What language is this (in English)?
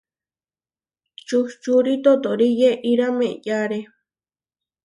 Huarijio